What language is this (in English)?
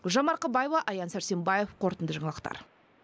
Kazakh